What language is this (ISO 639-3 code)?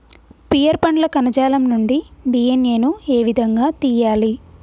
tel